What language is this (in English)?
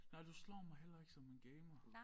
Danish